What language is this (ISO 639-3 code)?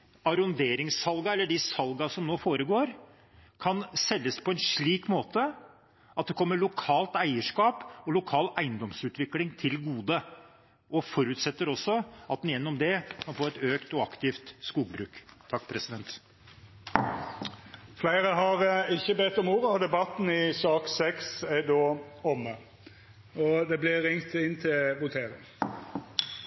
nor